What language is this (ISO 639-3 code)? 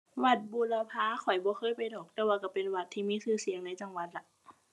tha